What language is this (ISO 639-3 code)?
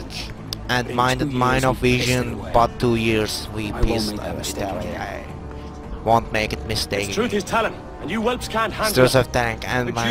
tur